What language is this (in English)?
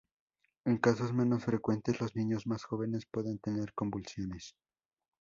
Spanish